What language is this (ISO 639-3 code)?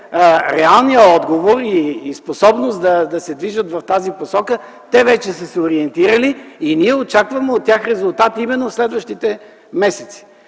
bul